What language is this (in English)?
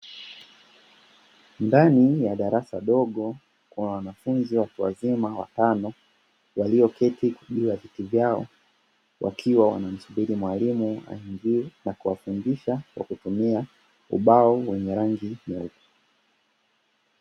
Swahili